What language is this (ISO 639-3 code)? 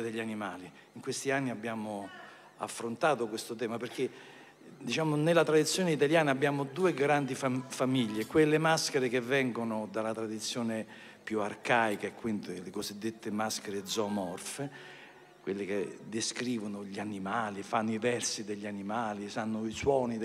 ita